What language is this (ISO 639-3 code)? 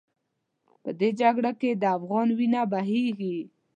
pus